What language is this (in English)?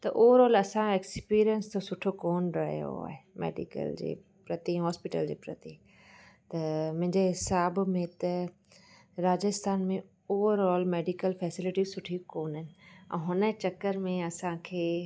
Sindhi